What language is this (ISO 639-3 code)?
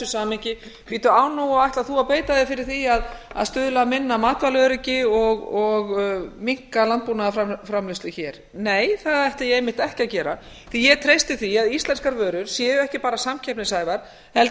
isl